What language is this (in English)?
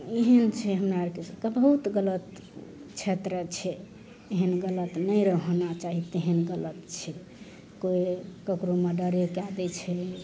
Maithili